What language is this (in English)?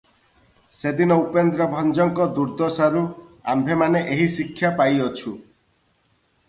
Odia